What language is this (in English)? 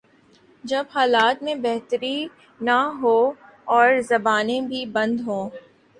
Urdu